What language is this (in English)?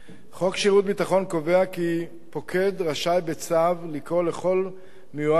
Hebrew